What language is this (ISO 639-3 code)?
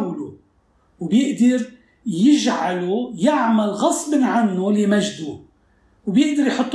ara